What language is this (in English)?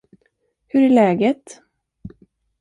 Swedish